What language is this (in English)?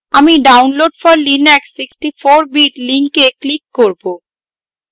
Bangla